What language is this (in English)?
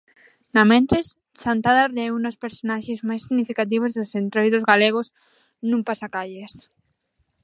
Galician